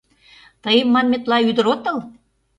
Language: Mari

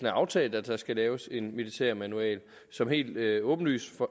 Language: Danish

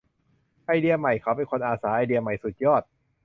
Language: Thai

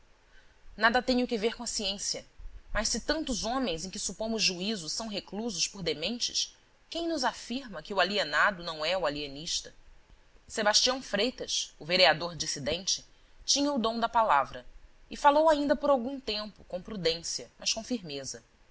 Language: Portuguese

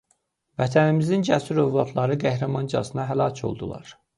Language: Azerbaijani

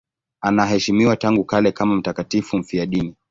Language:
Swahili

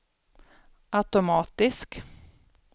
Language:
Swedish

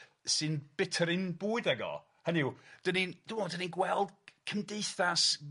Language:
Welsh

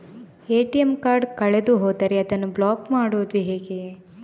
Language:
Kannada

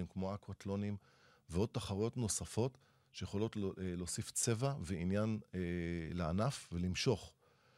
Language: Hebrew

